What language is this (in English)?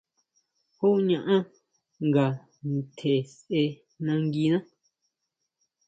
Huautla Mazatec